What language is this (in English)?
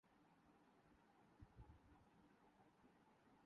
Urdu